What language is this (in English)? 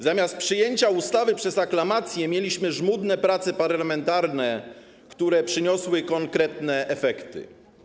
Polish